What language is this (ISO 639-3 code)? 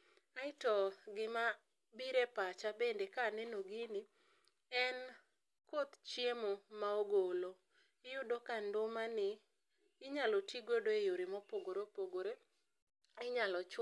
luo